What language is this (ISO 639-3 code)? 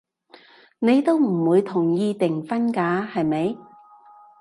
yue